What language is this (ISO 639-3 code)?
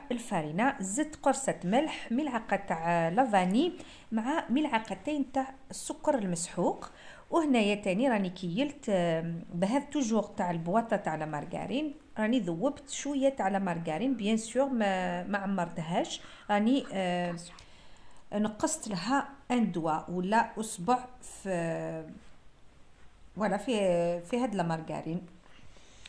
ara